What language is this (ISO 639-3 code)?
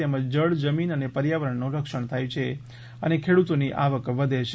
guj